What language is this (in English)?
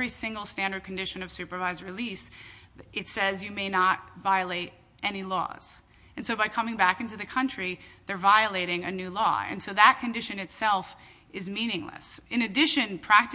English